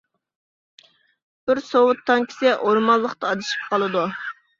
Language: Uyghur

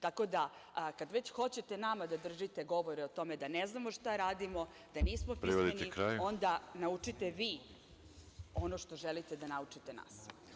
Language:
Serbian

